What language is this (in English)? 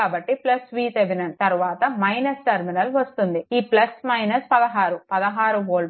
Telugu